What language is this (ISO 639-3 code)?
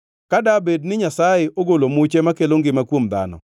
luo